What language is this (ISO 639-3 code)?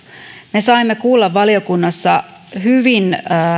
fin